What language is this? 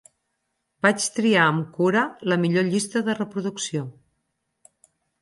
Catalan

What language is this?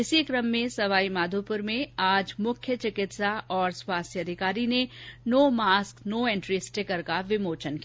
Hindi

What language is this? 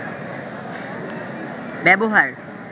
Bangla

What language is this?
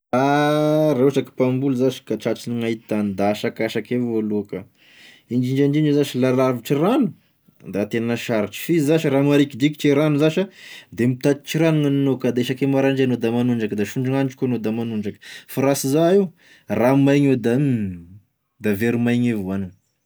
Tesaka Malagasy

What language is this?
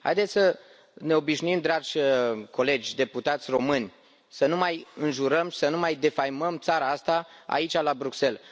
Romanian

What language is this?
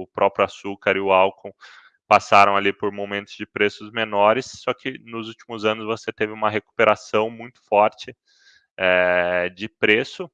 Portuguese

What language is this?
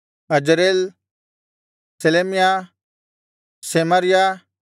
Kannada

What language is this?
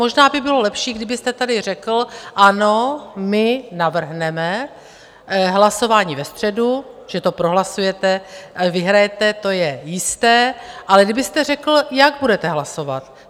Czech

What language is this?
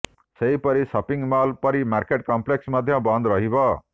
Odia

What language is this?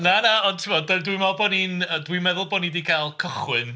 Welsh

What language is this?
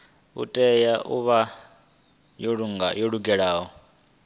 Venda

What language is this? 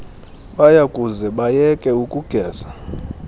Xhosa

